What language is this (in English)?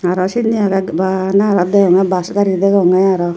Chakma